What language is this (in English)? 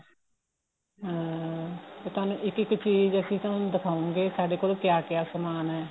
Punjabi